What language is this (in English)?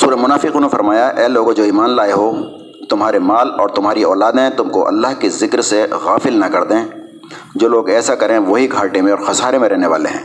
Urdu